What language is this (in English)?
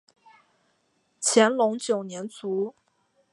Chinese